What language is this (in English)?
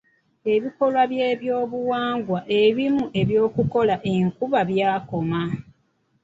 Ganda